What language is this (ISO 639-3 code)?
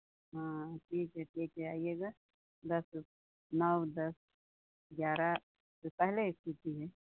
hin